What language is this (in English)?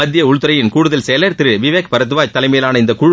Tamil